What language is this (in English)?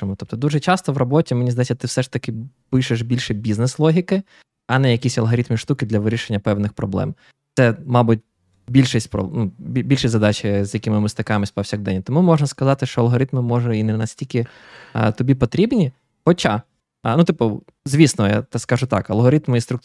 Ukrainian